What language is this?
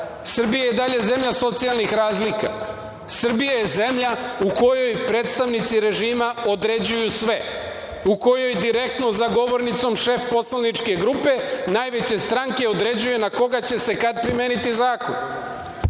Serbian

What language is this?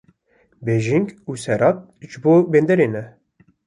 Kurdish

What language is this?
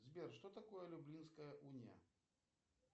Russian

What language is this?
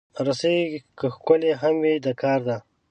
Pashto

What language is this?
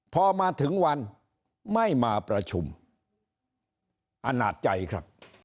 Thai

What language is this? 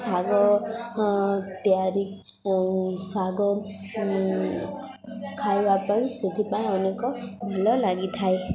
Odia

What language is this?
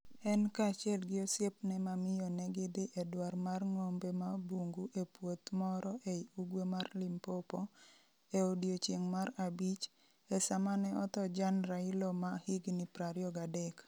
Luo (Kenya and Tanzania)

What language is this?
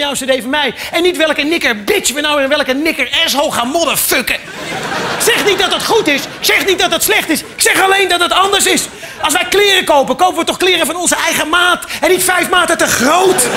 Dutch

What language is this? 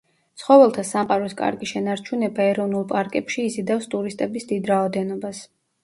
Georgian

